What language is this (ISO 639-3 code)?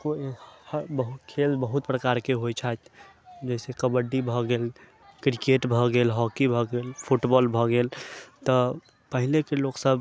mai